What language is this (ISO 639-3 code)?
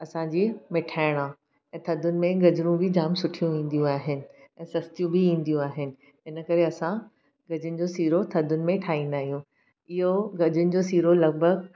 snd